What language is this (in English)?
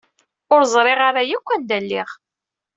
Kabyle